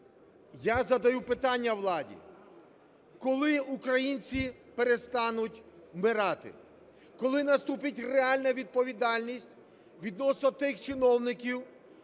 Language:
Ukrainian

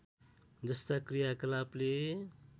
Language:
Nepali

